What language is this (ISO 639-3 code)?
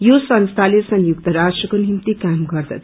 nep